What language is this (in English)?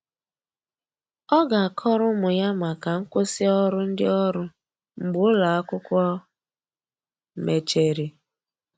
Igbo